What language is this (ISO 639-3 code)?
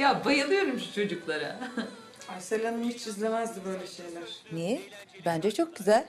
tur